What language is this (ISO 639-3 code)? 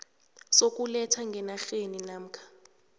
nbl